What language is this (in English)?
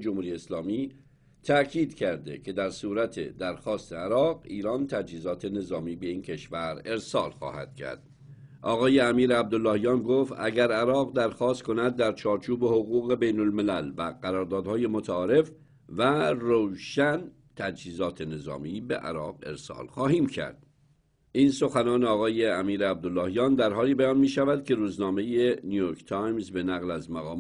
Persian